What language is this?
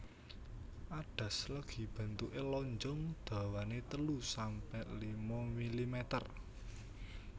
Javanese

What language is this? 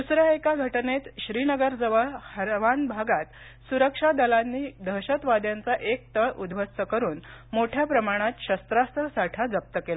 Marathi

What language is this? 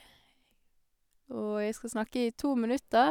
Norwegian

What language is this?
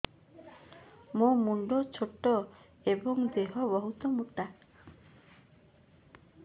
Odia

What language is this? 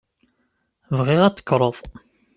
Kabyle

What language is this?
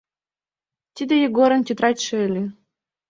Mari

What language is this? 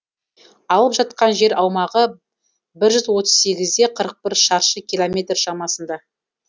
Kazakh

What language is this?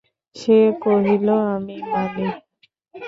Bangla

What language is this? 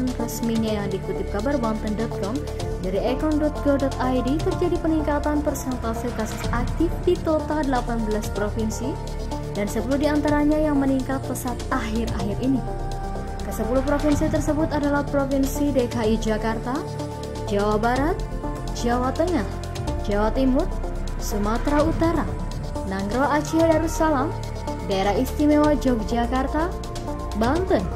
Indonesian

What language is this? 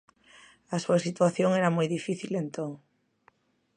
Galician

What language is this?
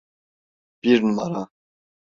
Turkish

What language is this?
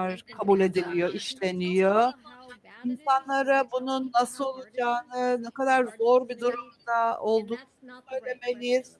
Turkish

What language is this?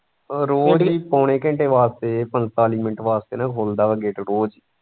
Punjabi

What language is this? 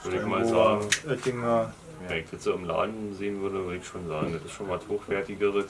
German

